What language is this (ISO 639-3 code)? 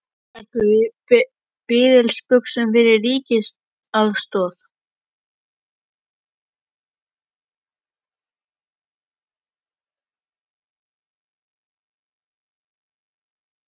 isl